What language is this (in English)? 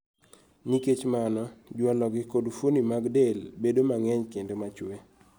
Luo (Kenya and Tanzania)